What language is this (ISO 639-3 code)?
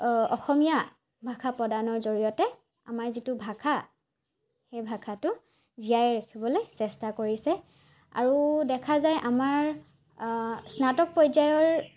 asm